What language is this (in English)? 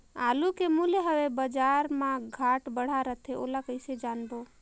Chhattisgarhi